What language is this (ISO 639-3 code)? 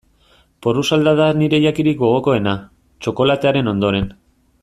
eus